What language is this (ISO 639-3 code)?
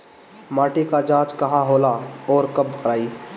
bho